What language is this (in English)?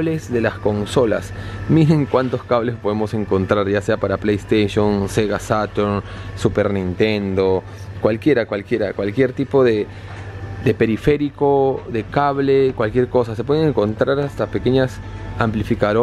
Spanish